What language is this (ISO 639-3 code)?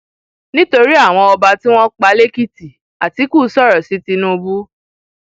yor